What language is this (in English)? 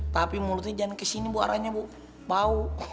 Indonesian